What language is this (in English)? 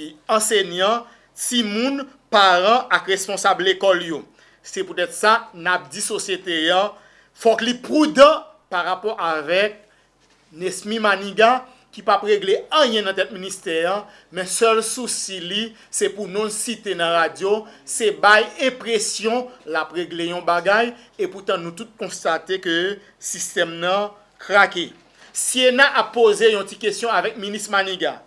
French